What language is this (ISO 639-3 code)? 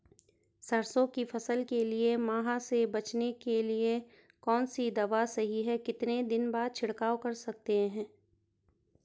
hin